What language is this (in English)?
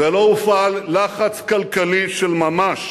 Hebrew